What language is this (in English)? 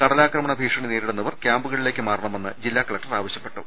Malayalam